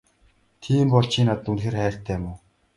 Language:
Mongolian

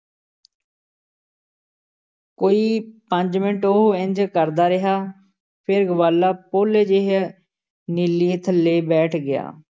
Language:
Punjabi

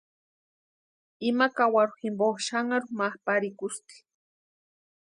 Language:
Western Highland Purepecha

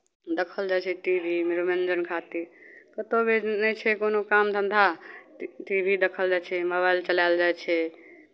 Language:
Maithili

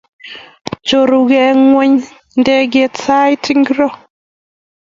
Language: Kalenjin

